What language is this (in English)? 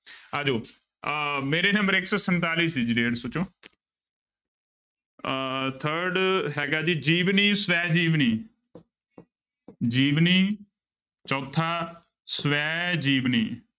Punjabi